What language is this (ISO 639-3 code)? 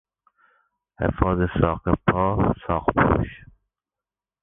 fas